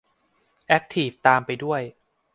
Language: Thai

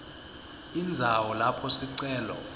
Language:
Swati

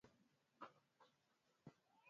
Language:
Swahili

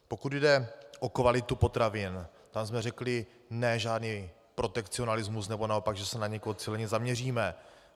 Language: Czech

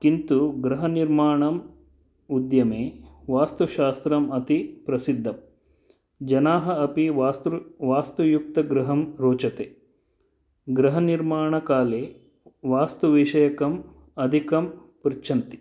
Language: Sanskrit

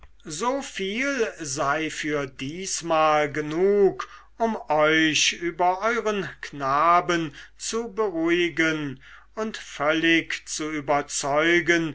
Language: German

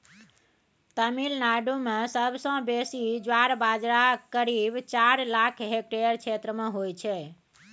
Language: Maithili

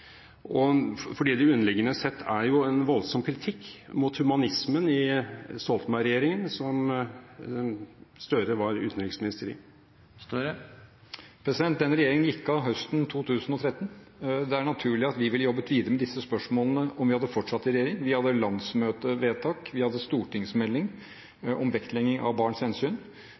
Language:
Norwegian Bokmål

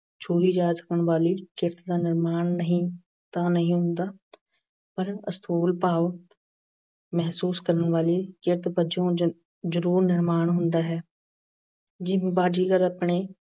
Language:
Punjabi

